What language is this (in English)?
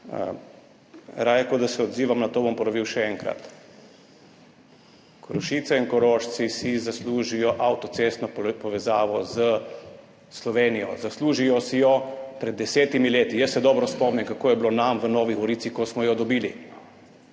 Slovenian